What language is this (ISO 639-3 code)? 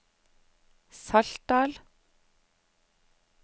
nor